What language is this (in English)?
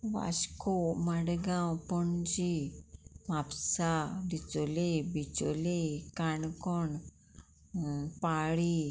Konkani